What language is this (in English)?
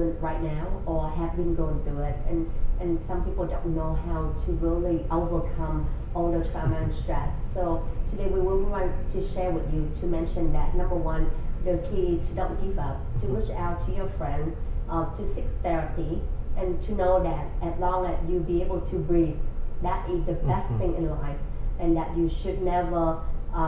English